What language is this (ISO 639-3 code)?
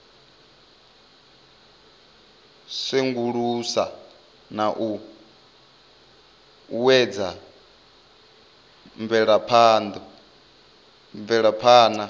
ven